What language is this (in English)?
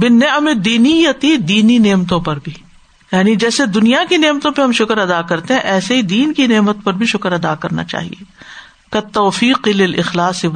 Urdu